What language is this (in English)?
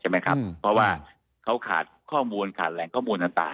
Thai